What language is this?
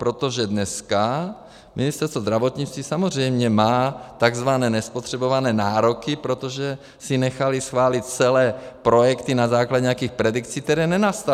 Czech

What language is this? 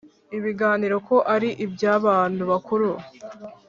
Kinyarwanda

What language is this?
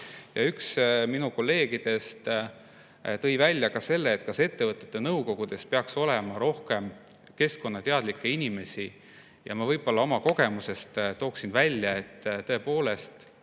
Estonian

